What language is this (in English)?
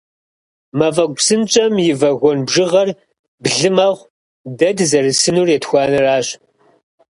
Kabardian